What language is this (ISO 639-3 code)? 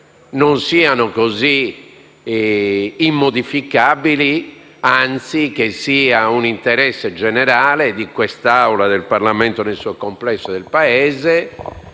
ita